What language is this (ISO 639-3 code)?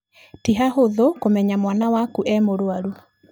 kik